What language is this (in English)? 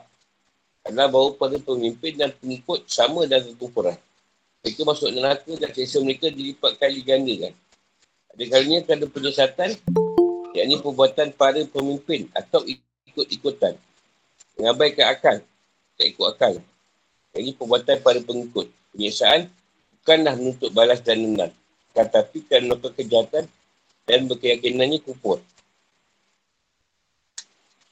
Malay